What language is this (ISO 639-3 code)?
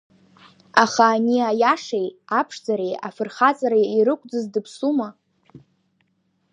abk